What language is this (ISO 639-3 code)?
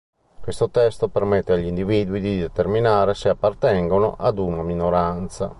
ita